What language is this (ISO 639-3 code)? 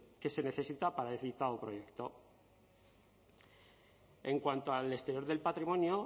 spa